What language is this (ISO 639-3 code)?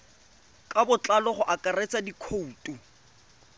tsn